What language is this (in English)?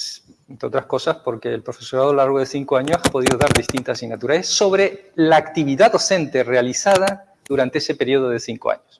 Spanish